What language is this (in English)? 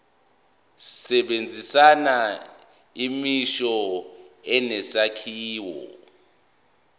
Zulu